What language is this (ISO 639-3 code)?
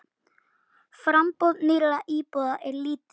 isl